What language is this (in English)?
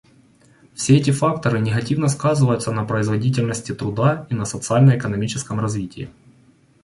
Russian